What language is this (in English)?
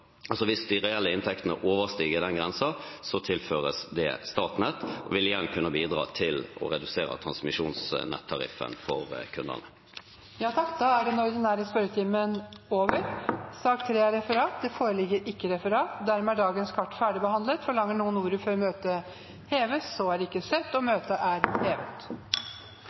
Norwegian